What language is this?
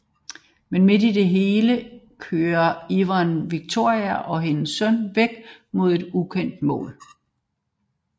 Danish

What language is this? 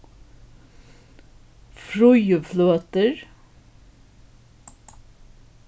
Faroese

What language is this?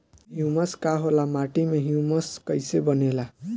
Bhojpuri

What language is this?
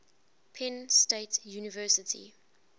English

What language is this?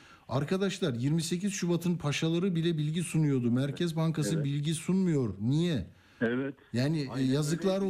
Turkish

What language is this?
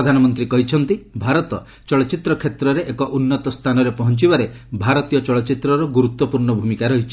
Odia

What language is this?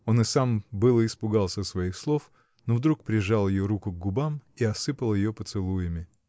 Russian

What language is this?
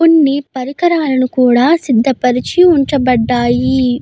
Telugu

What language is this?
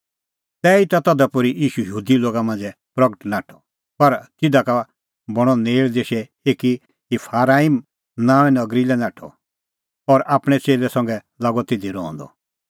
Kullu Pahari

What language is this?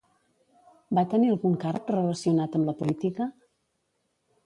Catalan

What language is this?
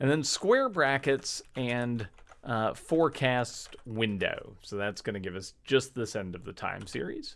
English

